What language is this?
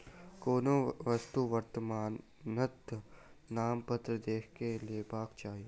Maithili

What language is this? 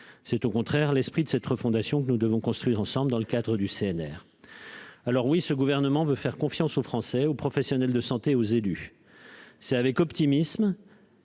French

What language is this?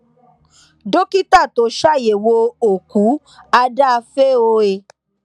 Yoruba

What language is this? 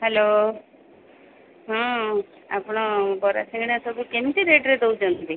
Odia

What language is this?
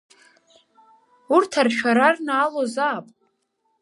Abkhazian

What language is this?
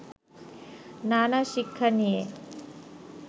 Bangla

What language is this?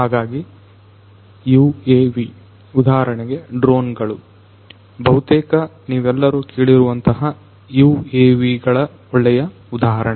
Kannada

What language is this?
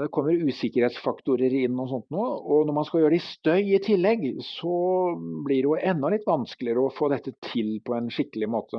Norwegian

